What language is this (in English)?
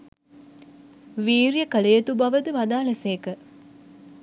Sinhala